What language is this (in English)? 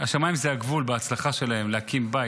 Hebrew